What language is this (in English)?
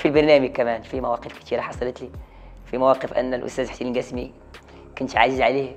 Arabic